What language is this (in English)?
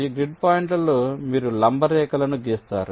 Telugu